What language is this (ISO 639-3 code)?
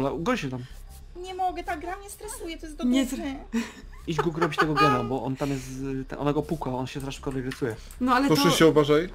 pol